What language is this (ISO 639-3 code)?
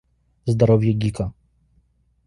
rus